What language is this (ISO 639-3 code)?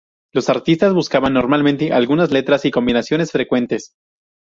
spa